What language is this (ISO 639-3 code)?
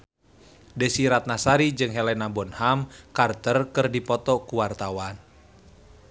sun